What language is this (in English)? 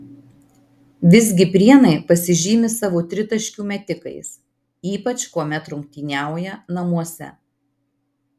Lithuanian